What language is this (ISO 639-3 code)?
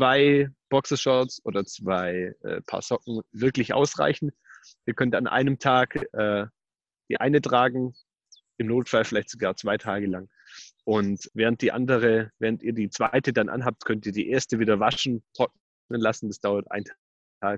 deu